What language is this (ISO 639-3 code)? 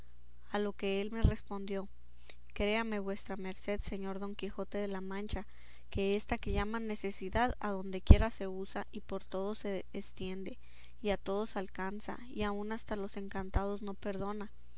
spa